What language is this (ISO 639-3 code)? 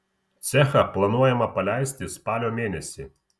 lit